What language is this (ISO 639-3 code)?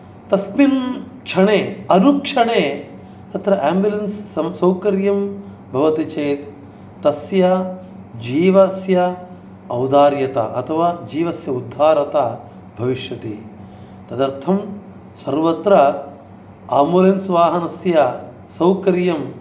san